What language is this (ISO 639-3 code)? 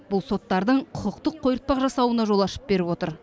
kaz